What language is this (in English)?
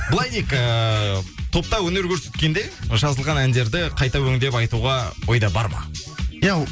Kazakh